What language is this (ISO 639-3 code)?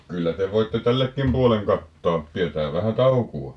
fin